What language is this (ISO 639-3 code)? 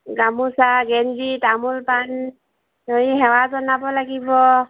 asm